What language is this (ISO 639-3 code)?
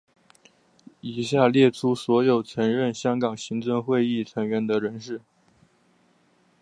zho